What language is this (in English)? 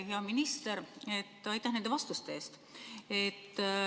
Estonian